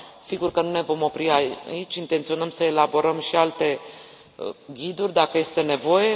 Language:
Romanian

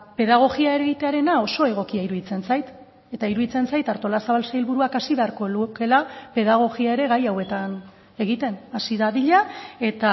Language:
Basque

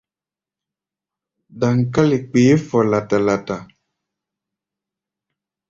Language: Gbaya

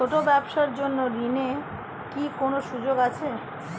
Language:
Bangla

